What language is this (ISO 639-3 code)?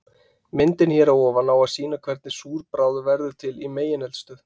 isl